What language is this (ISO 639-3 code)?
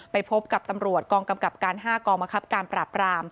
tha